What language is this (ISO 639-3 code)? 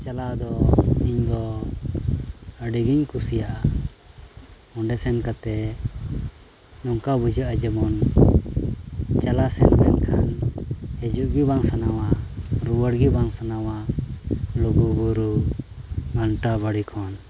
sat